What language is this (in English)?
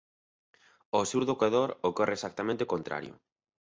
Galician